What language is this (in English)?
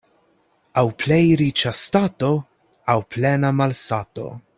Esperanto